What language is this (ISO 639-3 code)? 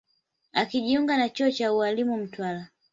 swa